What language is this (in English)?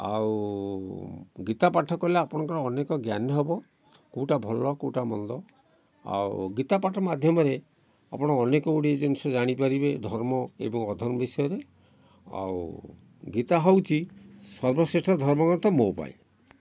Odia